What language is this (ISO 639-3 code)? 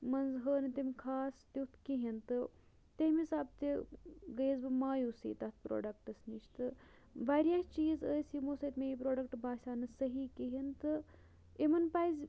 kas